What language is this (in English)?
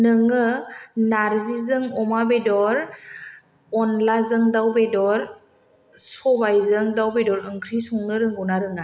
Bodo